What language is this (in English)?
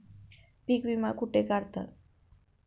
Marathi